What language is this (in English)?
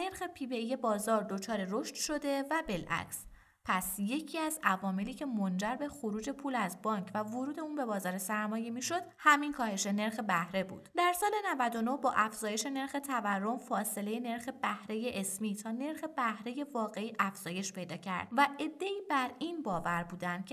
Persian